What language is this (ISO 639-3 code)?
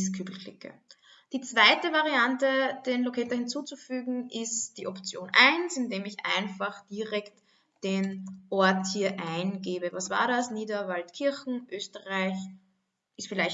deu